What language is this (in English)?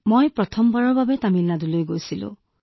Assamese